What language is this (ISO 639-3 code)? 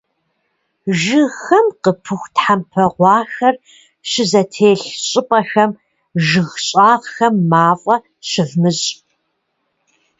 kbd